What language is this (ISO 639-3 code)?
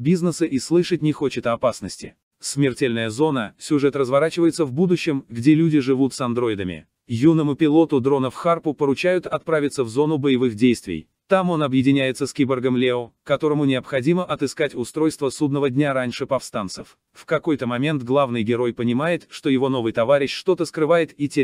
rus